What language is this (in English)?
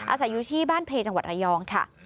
Thai